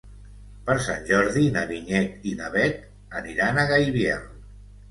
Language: Catalan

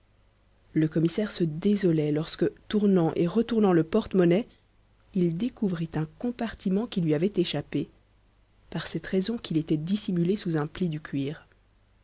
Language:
French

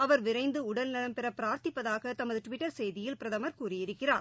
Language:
Tamil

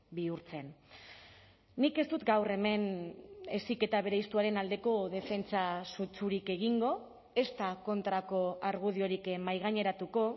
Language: Basque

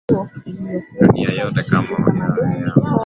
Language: Swahili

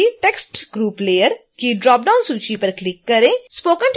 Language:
Hindi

